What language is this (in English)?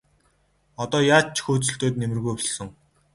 Mongolian